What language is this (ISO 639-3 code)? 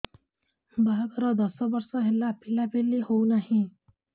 ori